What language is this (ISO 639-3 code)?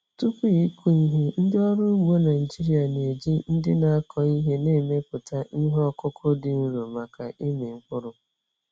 ibo